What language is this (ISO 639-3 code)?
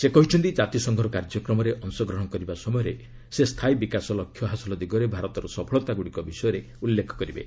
ori